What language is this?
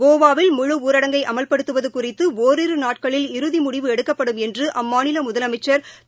Tamil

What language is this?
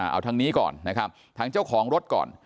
Thai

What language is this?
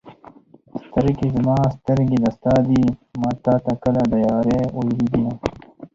Pashto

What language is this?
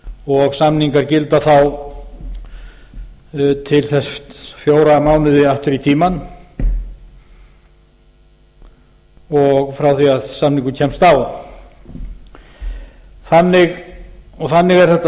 Icelandic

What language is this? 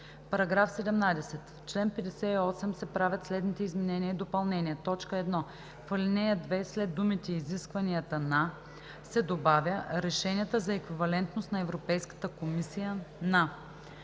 Bulgarian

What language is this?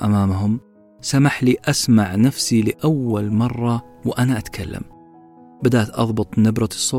Arabic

